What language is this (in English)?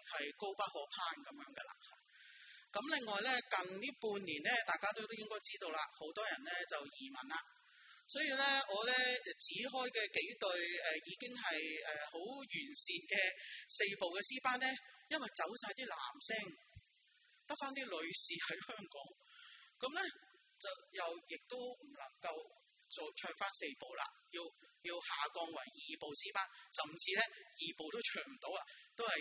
Chinese